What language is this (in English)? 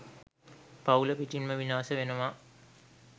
Sinhala